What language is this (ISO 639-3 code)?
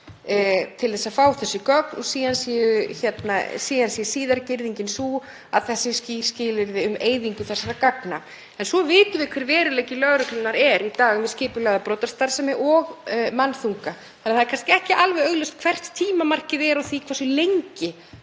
isl